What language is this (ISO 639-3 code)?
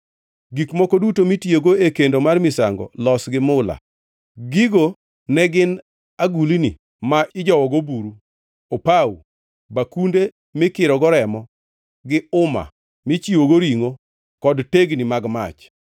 luo